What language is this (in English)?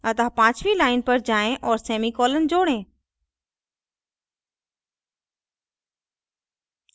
Hindi